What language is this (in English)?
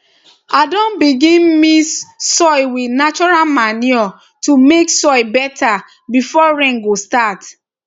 Nigerian Pidgin